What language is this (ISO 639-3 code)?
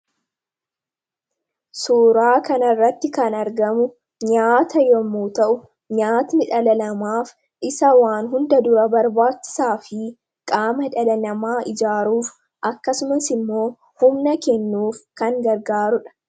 orm